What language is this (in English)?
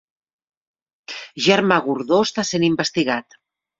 Catalan